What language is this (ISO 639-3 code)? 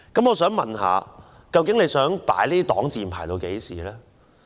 yue